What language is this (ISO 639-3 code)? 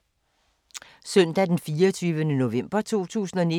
dan